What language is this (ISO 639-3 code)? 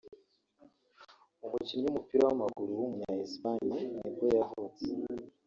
kin